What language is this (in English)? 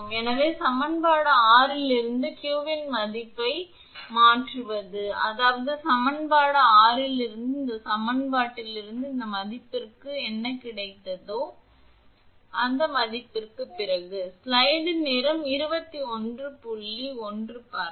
Tamil